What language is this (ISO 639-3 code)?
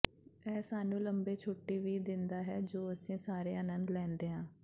pan